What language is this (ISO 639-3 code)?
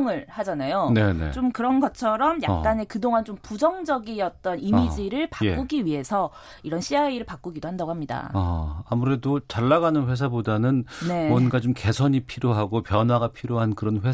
kor